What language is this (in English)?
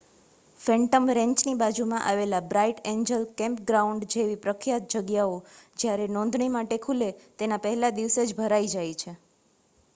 Gujarati